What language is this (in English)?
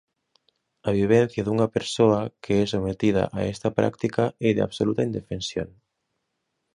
Galician